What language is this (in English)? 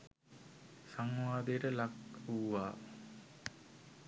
Sinhala